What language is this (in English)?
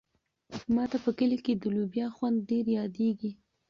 Pashto